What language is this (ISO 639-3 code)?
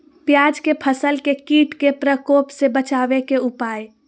mag